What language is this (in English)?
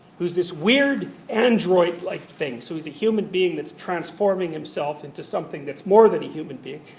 English